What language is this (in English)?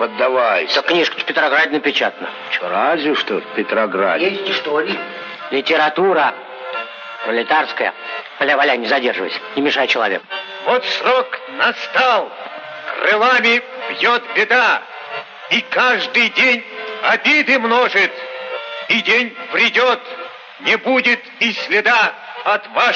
Russian